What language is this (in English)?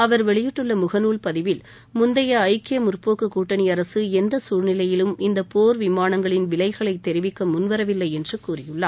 Tamil